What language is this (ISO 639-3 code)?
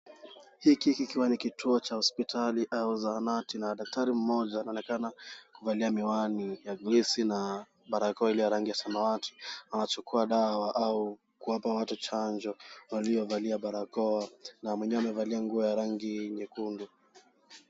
swa